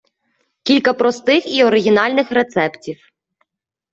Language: Ukrainian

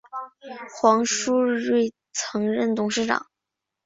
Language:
Chinese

